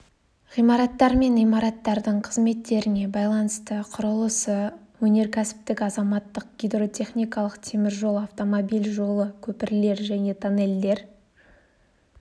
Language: Kazakh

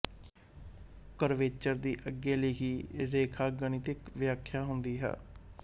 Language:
Punjabi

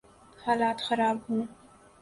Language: Urdu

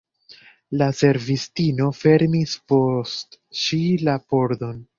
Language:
Esperanto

